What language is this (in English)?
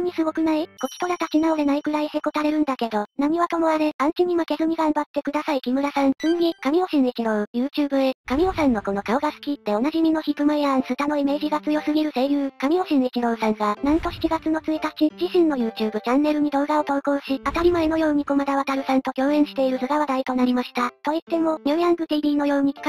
Japanese